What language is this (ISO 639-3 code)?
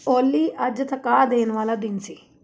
pan